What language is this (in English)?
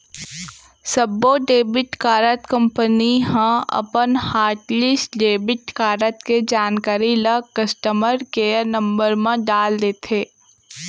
Chhattisgarhi